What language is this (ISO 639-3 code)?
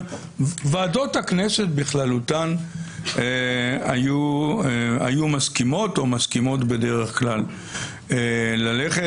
heb